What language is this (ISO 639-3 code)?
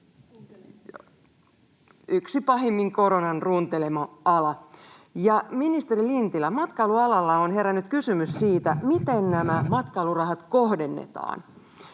fin